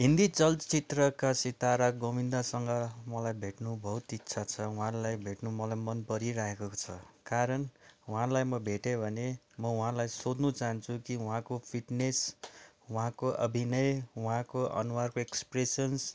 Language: Nepali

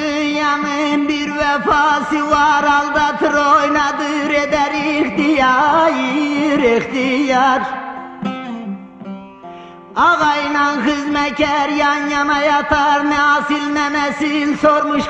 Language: Arabic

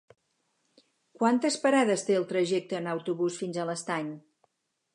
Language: Catalan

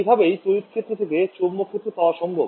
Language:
Bangla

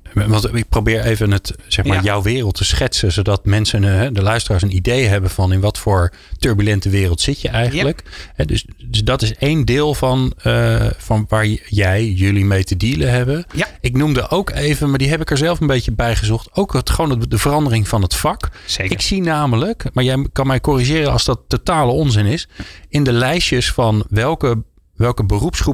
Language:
Dutch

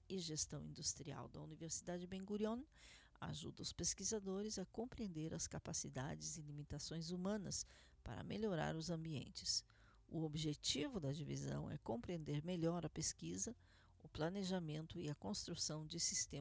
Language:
Portuguese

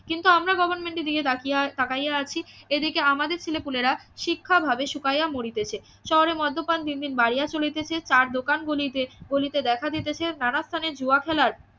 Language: Bangla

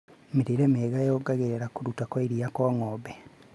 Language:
Kikuyu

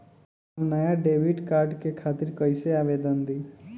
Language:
Bhojpuri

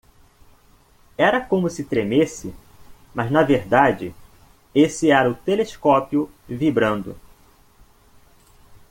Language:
Portuguese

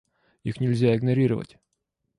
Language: Russian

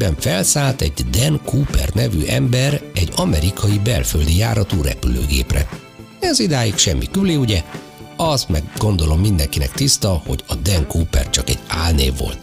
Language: Hungarian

